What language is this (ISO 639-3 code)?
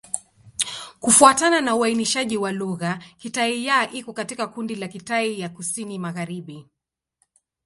swa